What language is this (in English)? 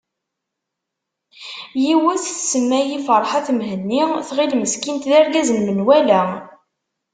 Kabyle